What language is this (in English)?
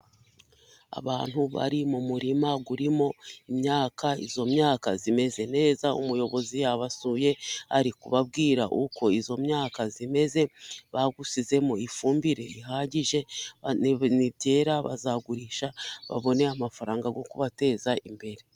Kinyarwanda